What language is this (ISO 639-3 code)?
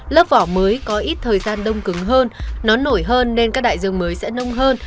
vie